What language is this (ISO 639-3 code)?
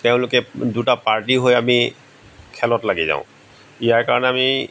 asm